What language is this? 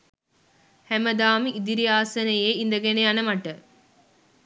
Sinhala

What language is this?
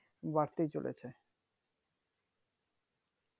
Bangla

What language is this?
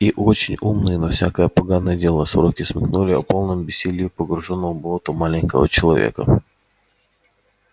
Russian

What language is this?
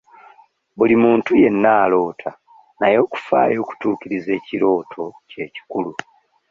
Ganda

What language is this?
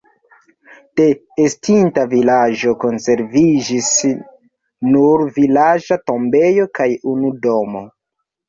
Esperanto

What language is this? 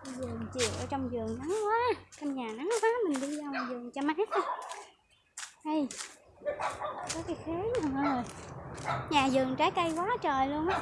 Vietnamese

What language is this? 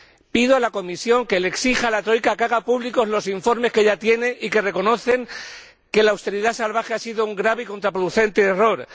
Spanish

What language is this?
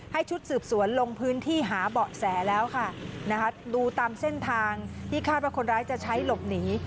Thai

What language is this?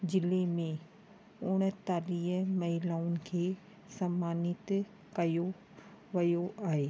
Sindhi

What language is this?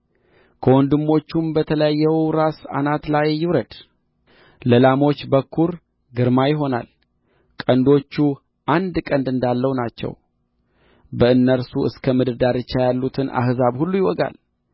Amharic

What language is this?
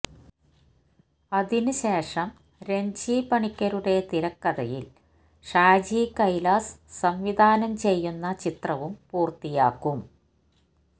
Malayalam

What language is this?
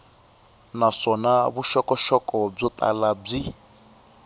Tsonga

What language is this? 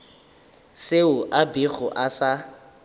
Northern Sotho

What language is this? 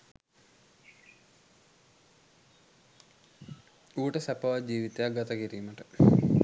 Sinhala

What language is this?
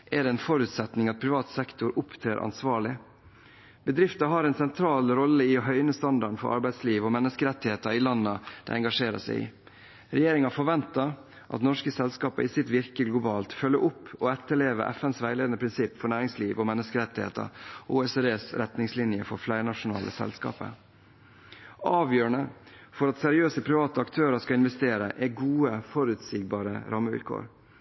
Norwegian Bokmål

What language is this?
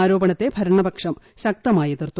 Malayalam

